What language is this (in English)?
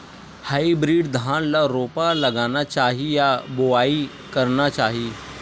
Chhattisgarhi